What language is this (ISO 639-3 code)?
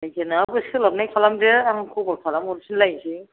brx